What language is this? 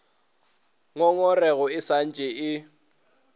Northern Sotho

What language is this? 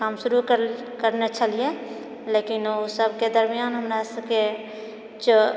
Maithili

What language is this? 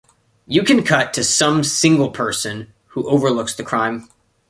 English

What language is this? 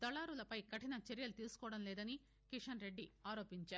Telugu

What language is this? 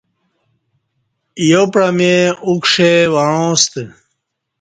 Kati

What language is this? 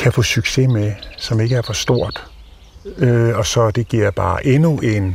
Danish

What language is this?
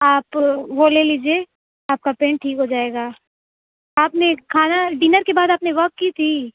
Urdu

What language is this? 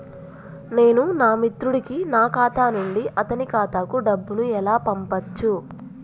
Telugu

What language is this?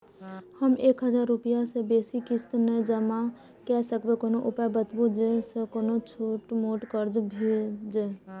Maithili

